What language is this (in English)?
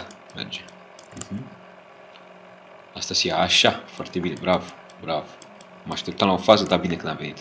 Romanian